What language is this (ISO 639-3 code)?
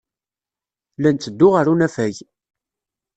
kab